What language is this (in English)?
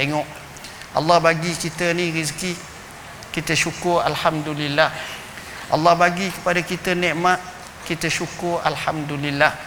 Malay